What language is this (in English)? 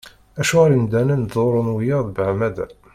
Kabyle